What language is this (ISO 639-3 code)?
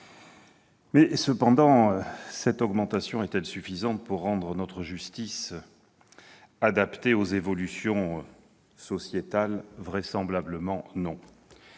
fra